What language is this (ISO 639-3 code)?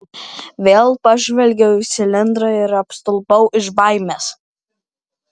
lit